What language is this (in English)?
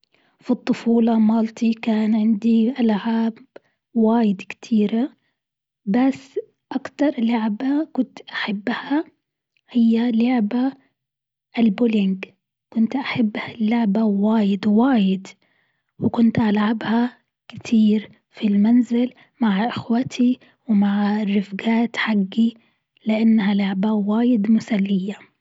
Gulf Arabic